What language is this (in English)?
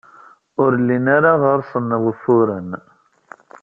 Kabyle